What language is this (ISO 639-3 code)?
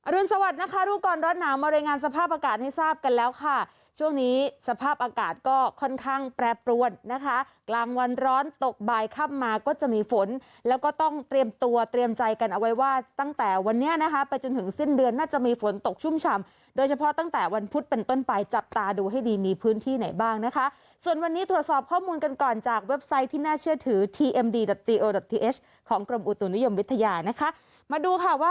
tha